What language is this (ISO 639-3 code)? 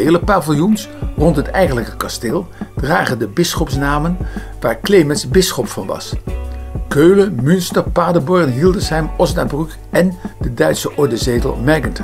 nld